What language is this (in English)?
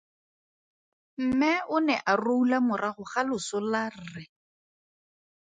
Tswana